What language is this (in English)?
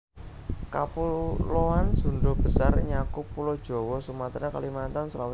Javanese